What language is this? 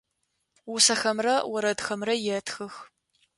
Adyghe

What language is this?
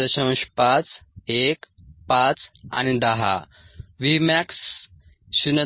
Marathi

